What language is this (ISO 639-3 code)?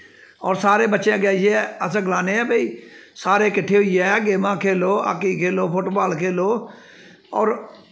doi